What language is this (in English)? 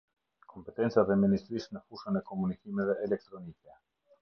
Albanian